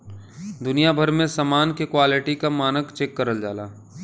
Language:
Bhojpuri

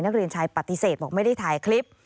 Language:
Thai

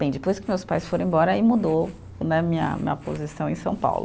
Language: Portuguese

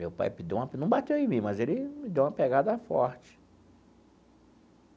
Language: Portuguese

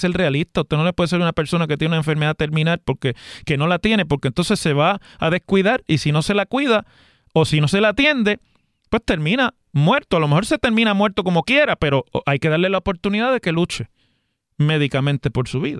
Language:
Spanish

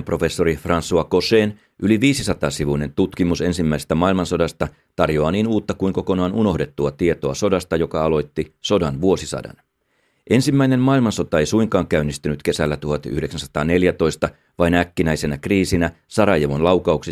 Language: Finnish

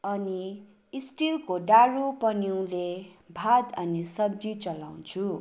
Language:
Nepali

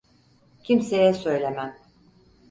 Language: Turkish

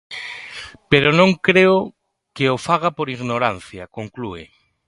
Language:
Galician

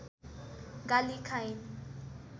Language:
Nepali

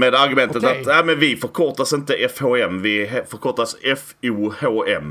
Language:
Swedish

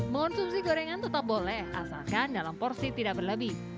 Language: Indonesian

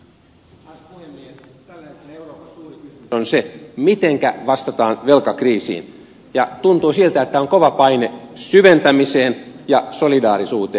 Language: Finnish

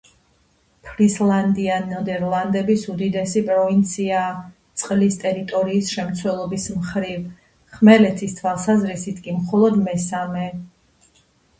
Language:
Georgian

